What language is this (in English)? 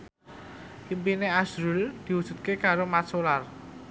Javanese